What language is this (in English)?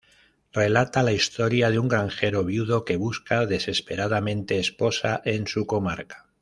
Spanish